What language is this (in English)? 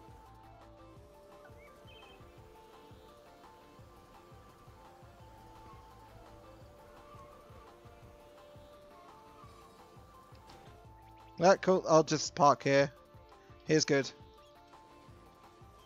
English